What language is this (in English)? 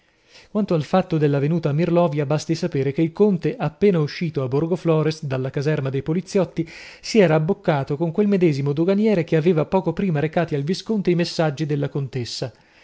Italian